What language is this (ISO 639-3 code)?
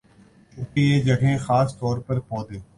urd